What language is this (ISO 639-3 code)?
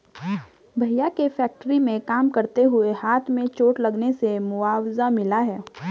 hin